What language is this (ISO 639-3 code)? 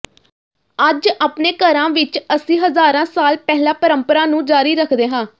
pan